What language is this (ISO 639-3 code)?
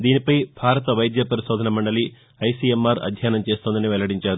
tel